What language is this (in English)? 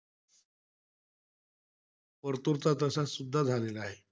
Marathi